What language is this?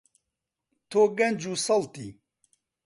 Central Kurdish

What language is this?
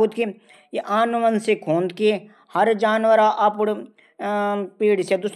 Garhwali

